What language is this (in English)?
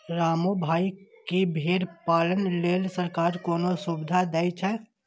Maithili